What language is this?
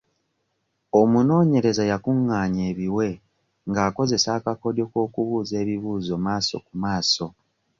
Ganda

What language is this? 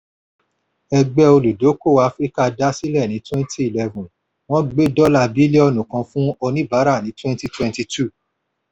Yoruba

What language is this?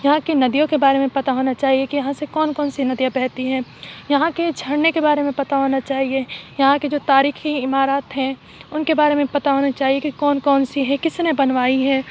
Urdu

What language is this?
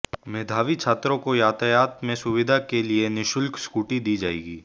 Hindi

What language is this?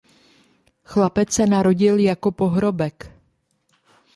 Czech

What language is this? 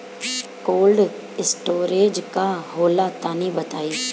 Bhojpuri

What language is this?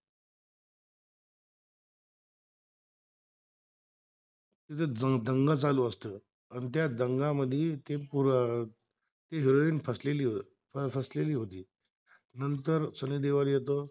Marathi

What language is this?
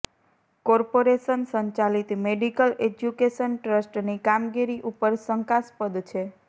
Gujarati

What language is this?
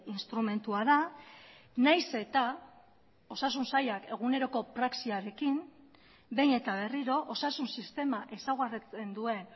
Basque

